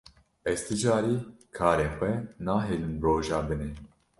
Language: Kurdish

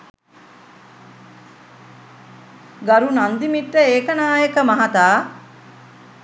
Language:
Sinhala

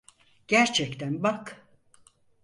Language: Turkish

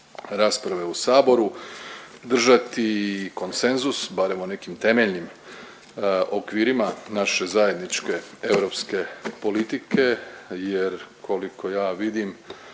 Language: Croatian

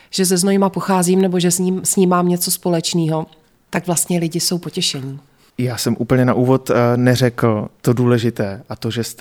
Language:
Czech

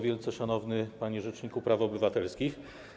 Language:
Polish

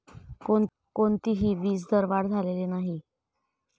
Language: Marathi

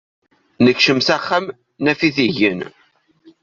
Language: Kabyle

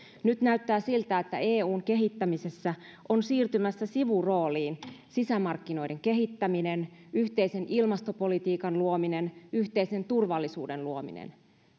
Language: Finnish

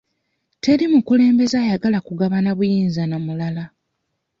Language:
Ganda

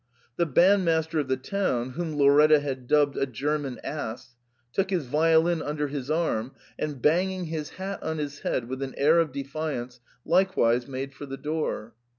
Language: English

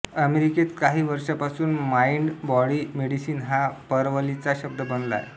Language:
Marathi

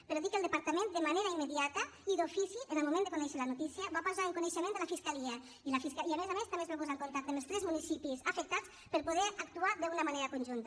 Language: Catalan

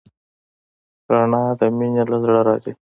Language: Pashto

